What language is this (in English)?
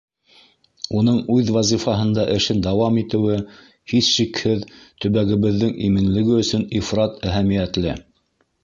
Bashkir